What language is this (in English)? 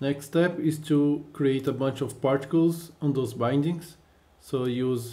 English